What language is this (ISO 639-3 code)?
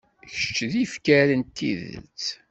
kab